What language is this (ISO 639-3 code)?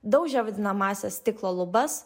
lit